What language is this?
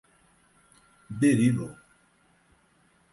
Portuguese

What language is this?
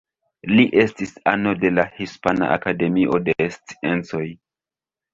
Esperanto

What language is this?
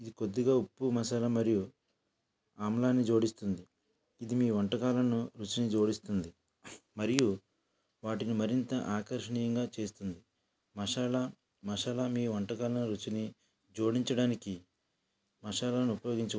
Telugu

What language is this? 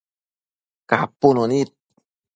Matsés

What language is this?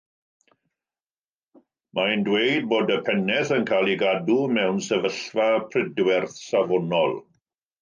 Welsh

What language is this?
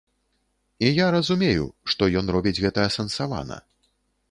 Belarusian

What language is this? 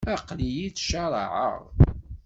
Kabyle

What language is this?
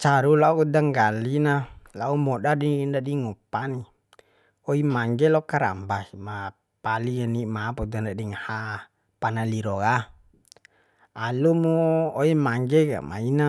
Bima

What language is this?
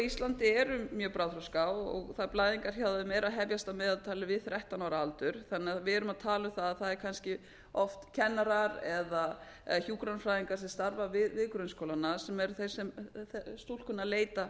Icelandic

